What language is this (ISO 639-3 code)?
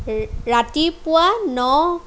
asm